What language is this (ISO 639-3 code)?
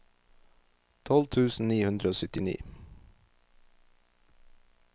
nor